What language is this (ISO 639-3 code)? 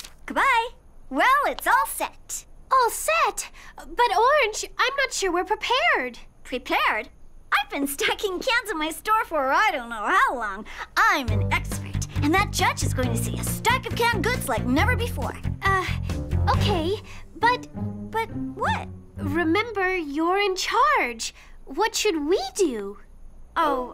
eng